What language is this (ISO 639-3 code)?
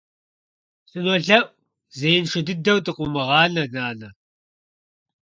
kbd